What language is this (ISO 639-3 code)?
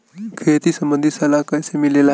bho